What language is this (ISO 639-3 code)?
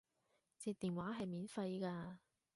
yue